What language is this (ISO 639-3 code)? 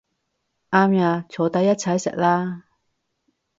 yue